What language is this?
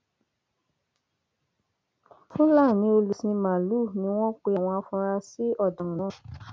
Yoruba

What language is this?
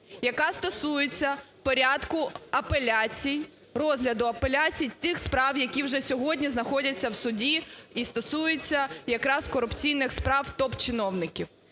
Ukrainian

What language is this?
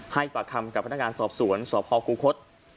Thai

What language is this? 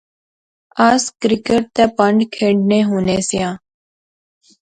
Pahari-Potwari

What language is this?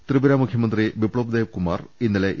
Malayalam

